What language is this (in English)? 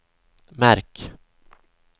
Swedish